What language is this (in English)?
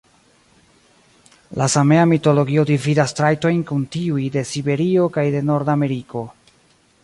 Esperanto